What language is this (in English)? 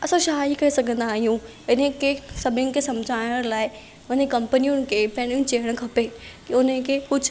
Sindhi